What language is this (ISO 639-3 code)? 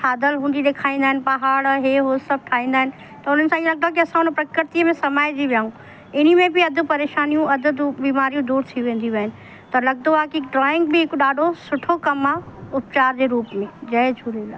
snd